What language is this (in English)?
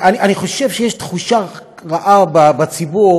Hebrew